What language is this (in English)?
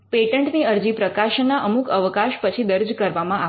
Gujarati